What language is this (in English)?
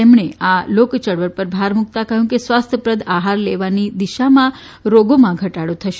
Gujarati